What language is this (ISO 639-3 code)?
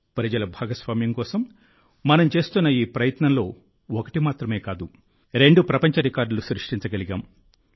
tel